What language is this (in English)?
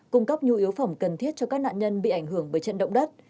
Vietnamese